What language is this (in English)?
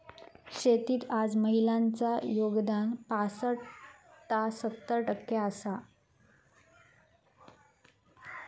Marathi